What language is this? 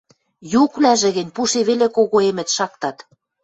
Western Mari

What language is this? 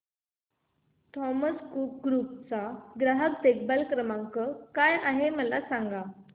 Marathi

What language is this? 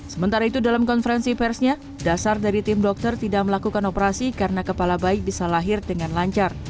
Indonesian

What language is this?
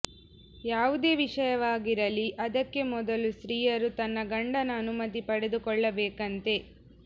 Kannada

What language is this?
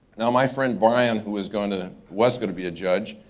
English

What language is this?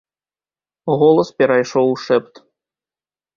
Belarusian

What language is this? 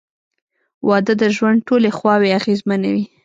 Pashto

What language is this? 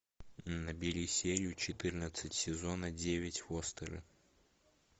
Russian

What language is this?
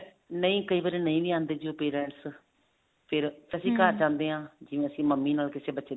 Punjabi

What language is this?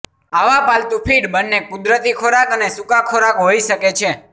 Gujarati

